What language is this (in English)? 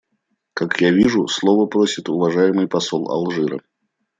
Russian